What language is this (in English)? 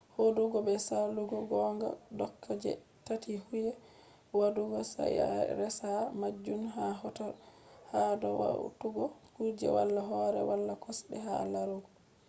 Fula